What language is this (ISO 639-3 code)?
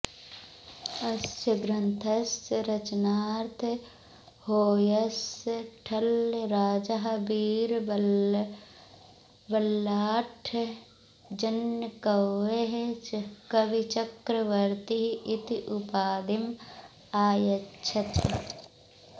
san